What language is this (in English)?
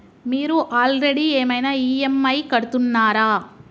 Telugu